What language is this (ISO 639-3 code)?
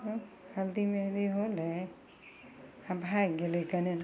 mai